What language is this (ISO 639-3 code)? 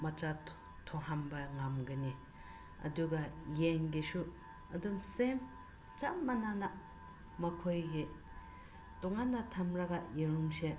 mni